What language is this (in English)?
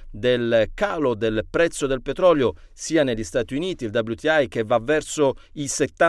Italian